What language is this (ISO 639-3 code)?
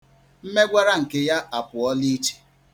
ibo